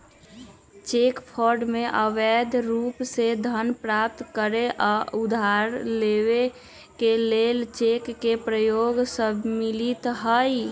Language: Magahi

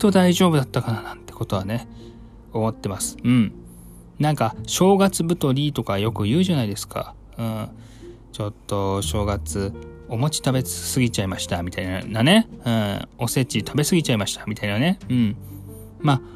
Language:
Japanese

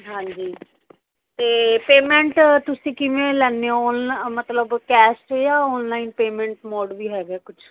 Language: Punjabi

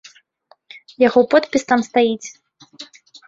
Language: Belarusian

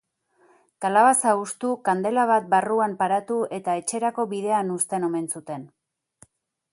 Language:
Basque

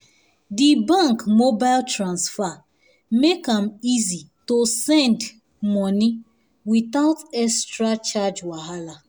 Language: Nigerian Pidgin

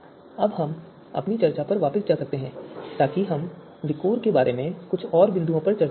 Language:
Hindi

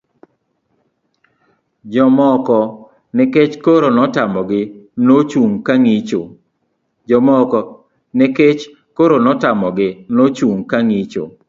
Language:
Luo (Kenya and Tanzania)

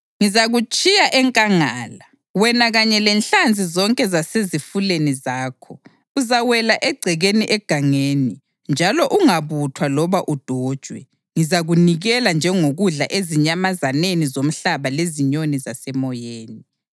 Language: North Ndebele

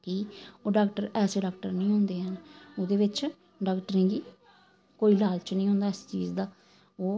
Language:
Dogri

